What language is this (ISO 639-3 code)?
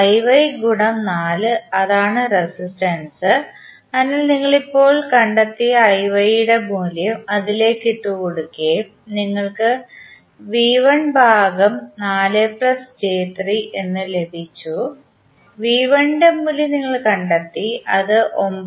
mal